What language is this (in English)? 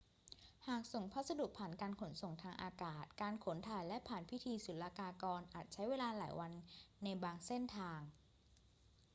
Thai